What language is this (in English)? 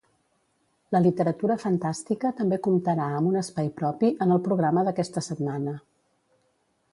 Catalan